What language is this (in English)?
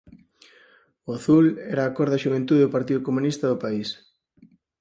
Galician